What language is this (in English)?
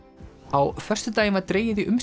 Icelandic